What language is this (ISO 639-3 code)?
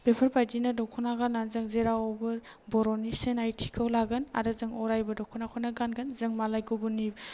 brx